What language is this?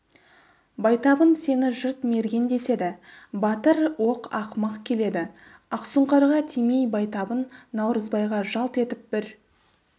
Kazakh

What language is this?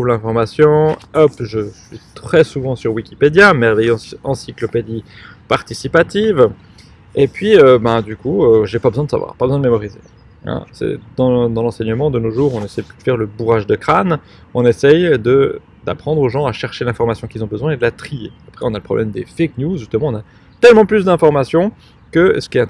French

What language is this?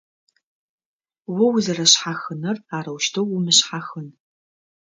Adyghe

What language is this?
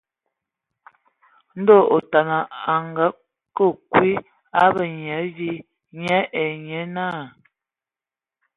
Ewondo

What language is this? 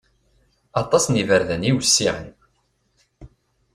Kabyle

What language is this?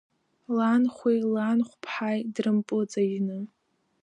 Abkhazian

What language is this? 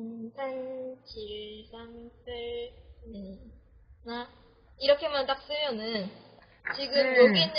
Korean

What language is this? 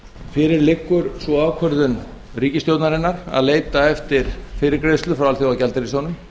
Icelandic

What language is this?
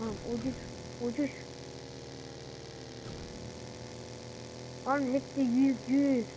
Turkish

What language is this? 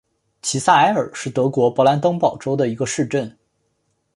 Chinese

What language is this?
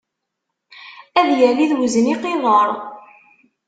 Kabyle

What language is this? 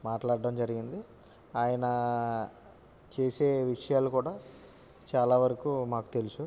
Telugu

